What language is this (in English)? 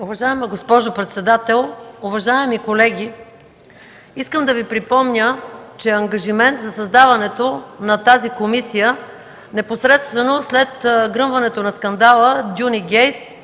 Bulgarian